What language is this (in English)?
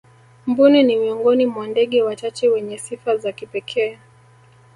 Swahili